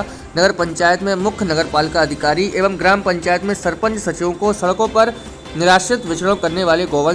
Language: Hindi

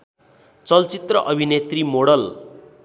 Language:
Nepali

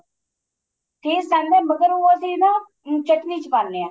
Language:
Punjabi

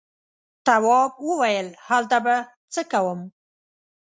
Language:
Pashto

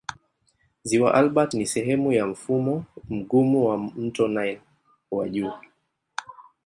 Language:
Swahili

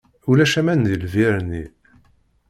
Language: Kabyle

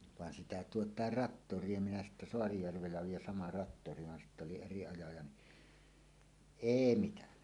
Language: Finnish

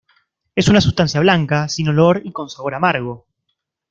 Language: Spanish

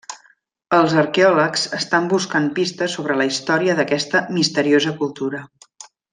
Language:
Catalan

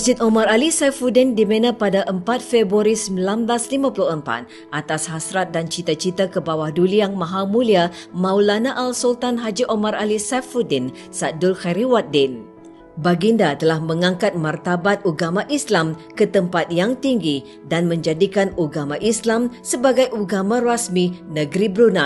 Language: Malay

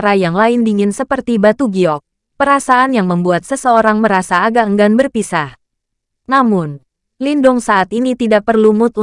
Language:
Indonesian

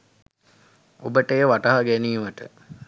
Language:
Sinhala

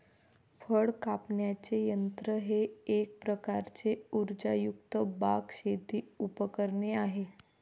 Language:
Marathi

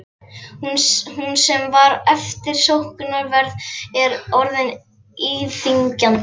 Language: Icelandic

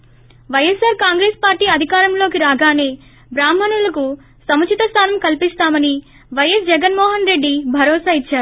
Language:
Telugu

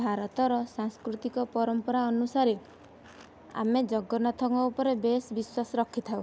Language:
Odia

